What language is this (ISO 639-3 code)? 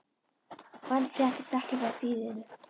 isl